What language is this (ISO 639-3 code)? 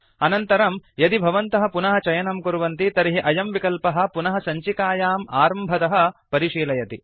san